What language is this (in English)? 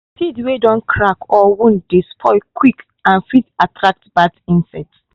Nigerian Pidgin